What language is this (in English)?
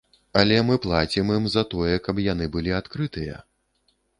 Belarusian